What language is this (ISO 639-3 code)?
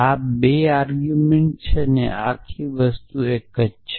guj